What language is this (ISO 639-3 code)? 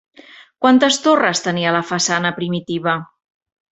cat